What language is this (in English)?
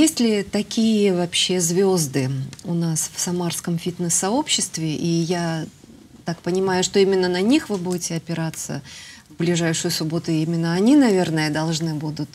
Russian